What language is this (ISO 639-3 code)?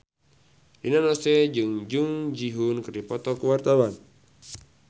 sun